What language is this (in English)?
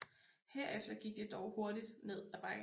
Danish